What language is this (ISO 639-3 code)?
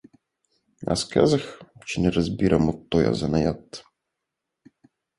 bul